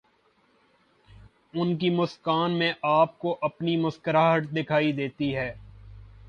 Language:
Urdu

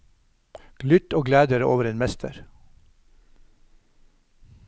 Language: Norwegian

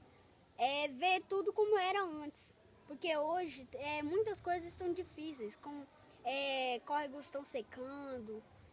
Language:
Portuguese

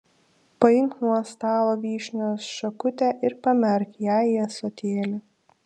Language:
Lithuanian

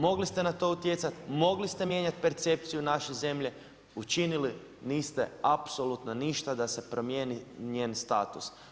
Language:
Croatian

